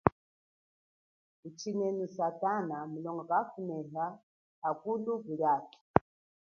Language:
Chokwe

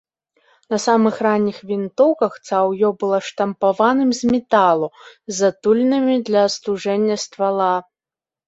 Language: Belarusian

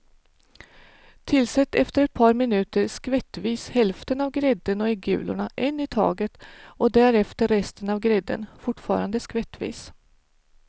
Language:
Swedish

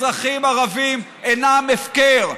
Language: Hebrew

